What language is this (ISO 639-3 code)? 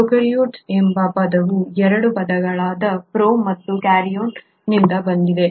kan